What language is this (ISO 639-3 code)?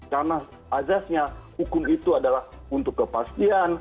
ind